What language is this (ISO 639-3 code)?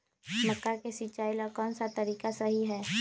mag